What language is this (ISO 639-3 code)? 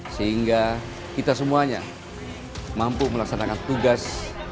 ind